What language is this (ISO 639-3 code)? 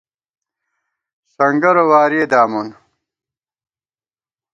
gwt